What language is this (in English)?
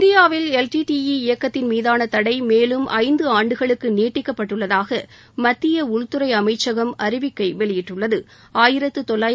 Tamil